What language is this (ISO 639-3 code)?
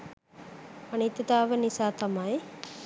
sin